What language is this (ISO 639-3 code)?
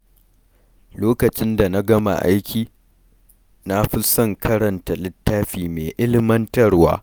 hau